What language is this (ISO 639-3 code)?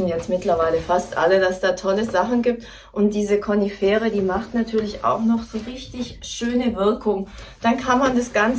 deu